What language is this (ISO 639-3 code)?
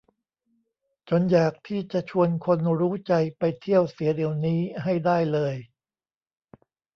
tha